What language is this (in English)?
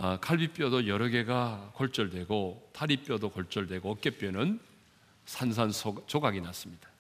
Korean